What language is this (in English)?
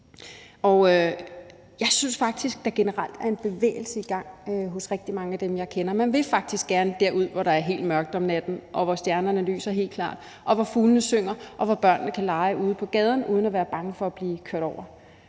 Danish